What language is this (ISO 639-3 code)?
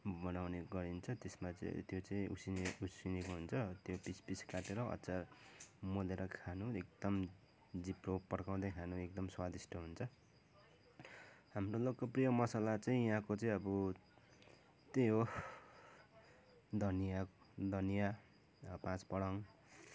nep